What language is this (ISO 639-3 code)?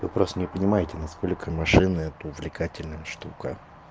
rus